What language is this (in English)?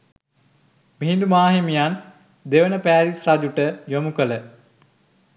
Sinhala